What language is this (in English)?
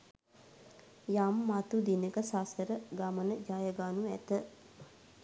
Sinhala